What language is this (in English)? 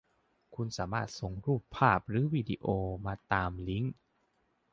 Thai